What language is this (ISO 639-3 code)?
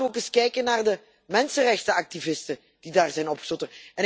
nld